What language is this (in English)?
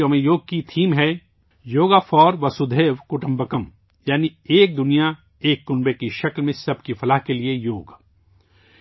Urdu